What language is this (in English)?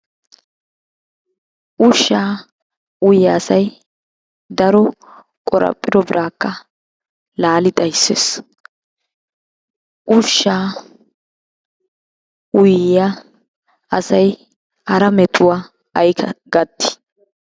Wolaytta